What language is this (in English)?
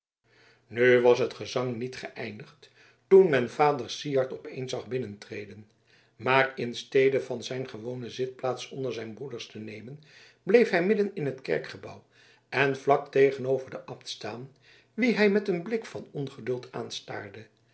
Dutch